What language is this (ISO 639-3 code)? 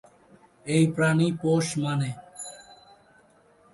ben